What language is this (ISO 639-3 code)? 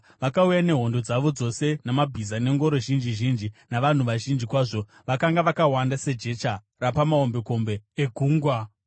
sna